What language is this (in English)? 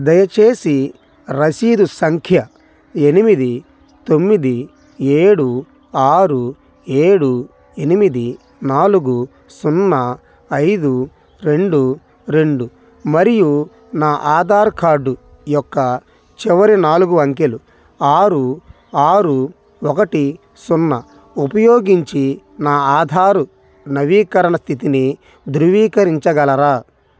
Telugu